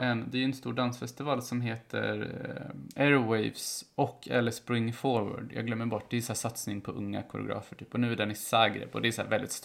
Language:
Swedish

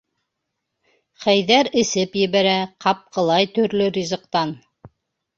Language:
Bashkir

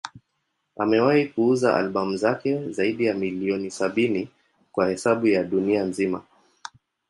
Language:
Swahili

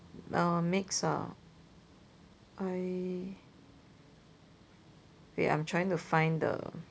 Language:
English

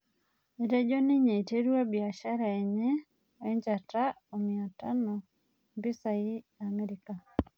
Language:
Masai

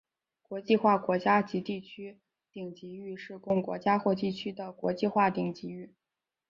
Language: Chinese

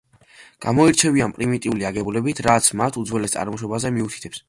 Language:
Georgian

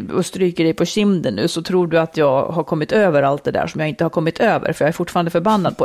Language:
Swedish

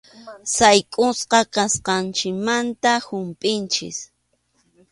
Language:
Arequipa-La Unión Quechua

